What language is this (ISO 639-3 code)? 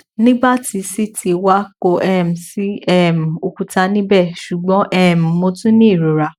yor